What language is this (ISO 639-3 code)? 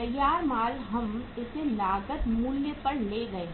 hin